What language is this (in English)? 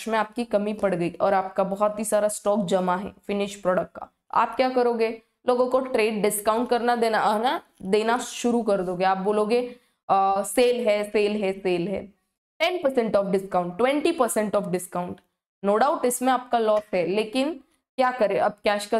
Hindi